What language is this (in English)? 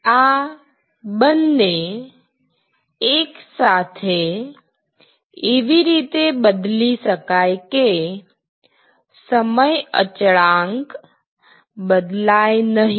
Gujarati